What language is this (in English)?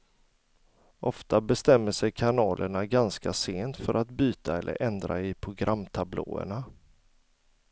Swedish